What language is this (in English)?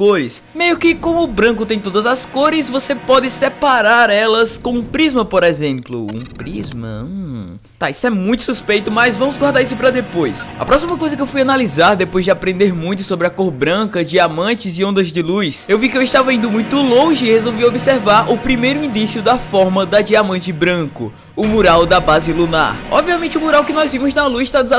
Portuguese